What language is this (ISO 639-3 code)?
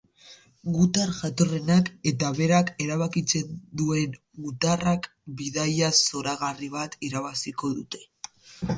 eus